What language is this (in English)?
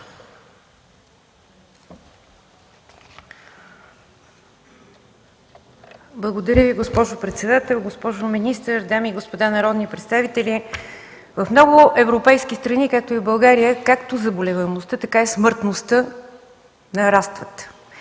Bulgarian